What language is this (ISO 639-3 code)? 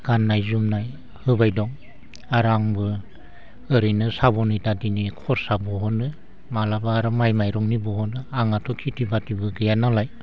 brx